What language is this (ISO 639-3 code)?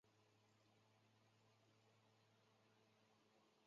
zho